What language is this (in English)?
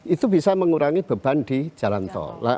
Indonesian